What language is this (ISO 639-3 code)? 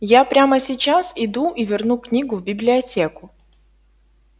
rus